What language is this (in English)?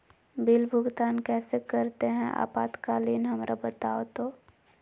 Magahi